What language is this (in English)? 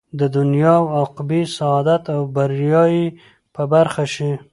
Pashto